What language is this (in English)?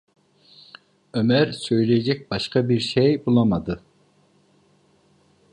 Turkish